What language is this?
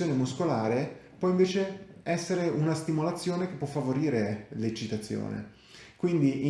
Italian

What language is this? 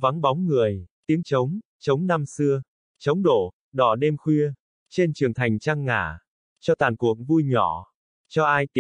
Vietnamese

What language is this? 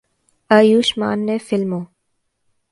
Urdu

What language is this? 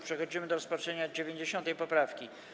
Polish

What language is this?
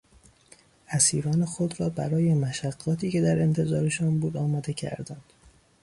Persian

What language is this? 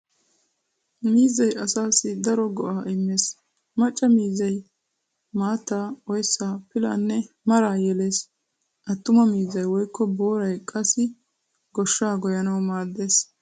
Wolaytta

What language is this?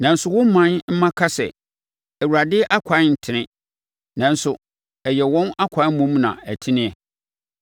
Akan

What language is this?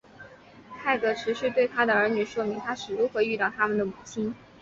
Chinese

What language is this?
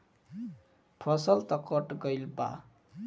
Bhojpuri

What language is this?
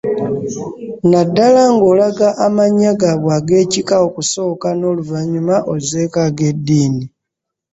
Ganda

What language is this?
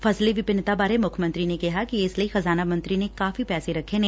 Punjabi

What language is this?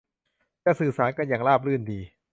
Thai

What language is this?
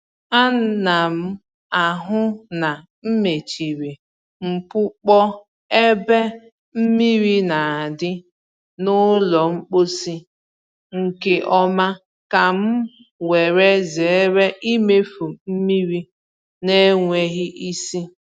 Igbo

